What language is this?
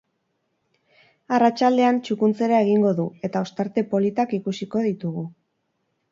Basque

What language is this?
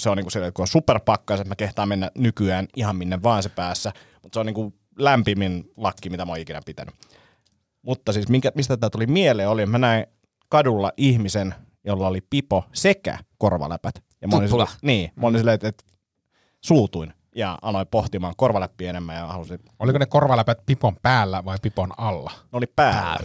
Finnish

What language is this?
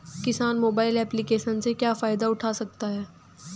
Hindi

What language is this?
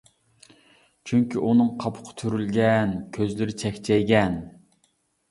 Uyghur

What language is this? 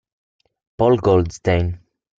Italian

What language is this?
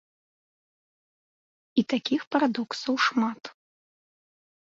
Belarusian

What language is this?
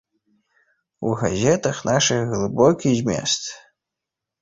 Belarusian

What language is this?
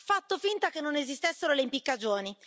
Italian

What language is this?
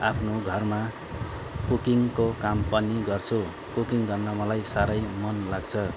Nepali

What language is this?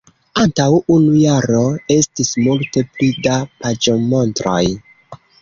Esperanto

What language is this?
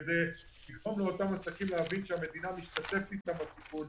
Hebrew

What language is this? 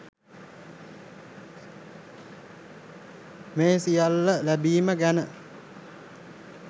Sinhala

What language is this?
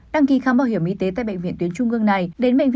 Vietnamese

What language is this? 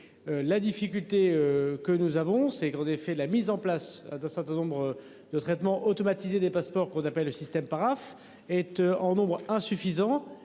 French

